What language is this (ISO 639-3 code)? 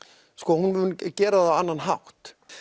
isl